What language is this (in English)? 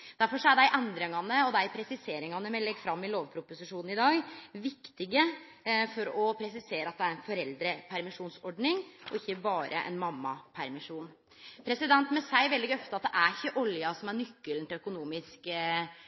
Norwegian Nynorsk